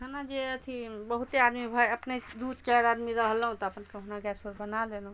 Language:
Maithili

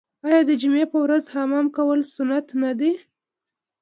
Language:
Pashto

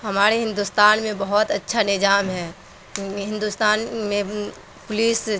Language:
Urdu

